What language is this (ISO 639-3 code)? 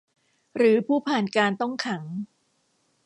tha